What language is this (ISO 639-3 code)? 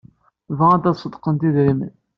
kab